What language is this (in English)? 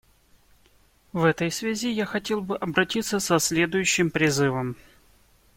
Russian